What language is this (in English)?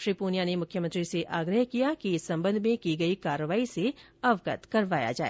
Hindi